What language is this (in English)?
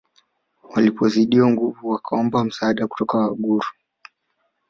Swahili